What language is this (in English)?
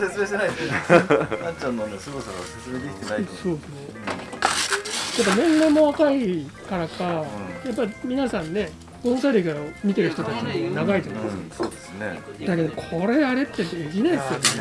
Japanese